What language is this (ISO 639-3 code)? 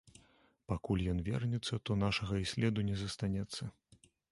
bel